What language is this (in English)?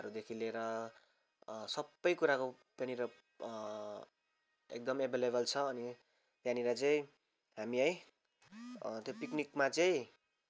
Nepali